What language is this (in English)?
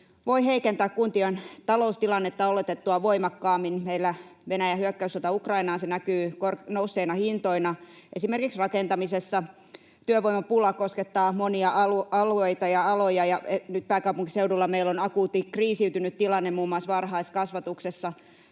Finnish